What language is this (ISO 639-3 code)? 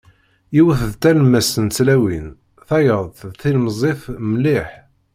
kab